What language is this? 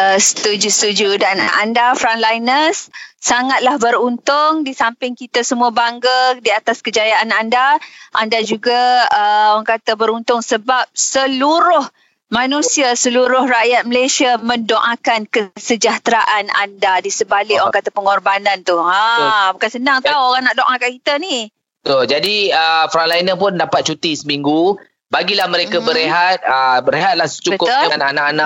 Malay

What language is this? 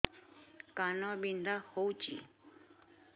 Odia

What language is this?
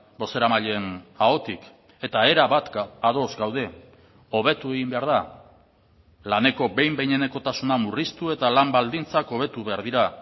Basque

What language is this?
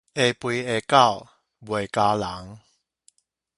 Min Nan Chinese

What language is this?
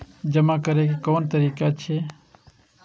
Maithili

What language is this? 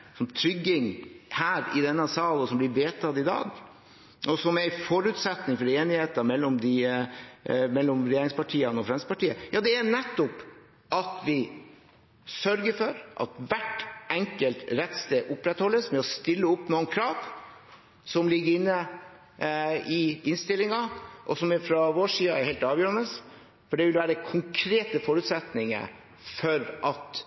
Norwegian Bokmål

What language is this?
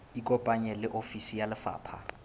Southern Sotho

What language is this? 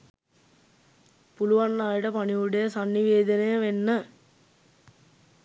Sinhala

